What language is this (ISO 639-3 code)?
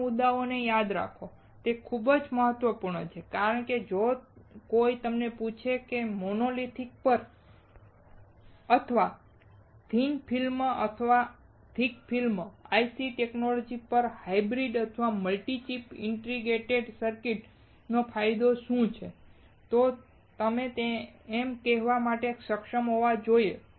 guj